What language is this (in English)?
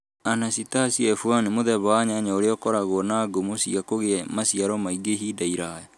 Kikuyu